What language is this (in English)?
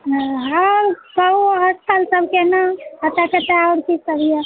Maithili